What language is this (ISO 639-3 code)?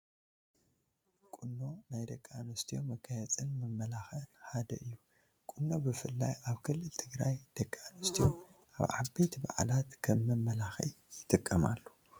tir